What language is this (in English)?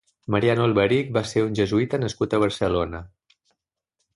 Catalan